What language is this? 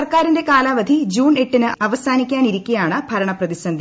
Malayalam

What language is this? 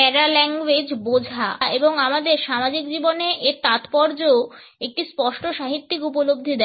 Bangla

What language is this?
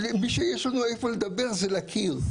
Hebrew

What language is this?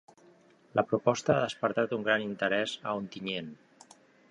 Catalan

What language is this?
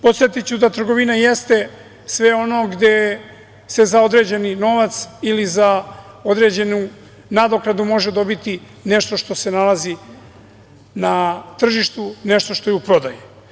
Serbian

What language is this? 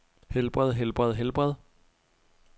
Danish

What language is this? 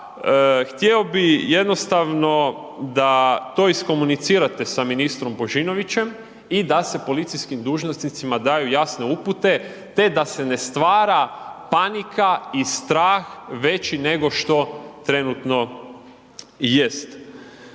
Croatian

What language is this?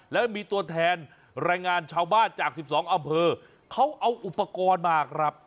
Thai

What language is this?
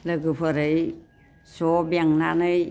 Bodo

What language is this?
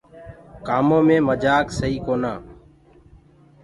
Gurgula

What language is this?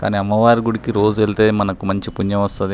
Telugu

